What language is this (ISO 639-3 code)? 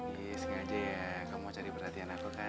ind